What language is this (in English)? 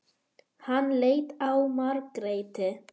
Icelandic